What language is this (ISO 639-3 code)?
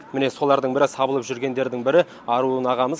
kaz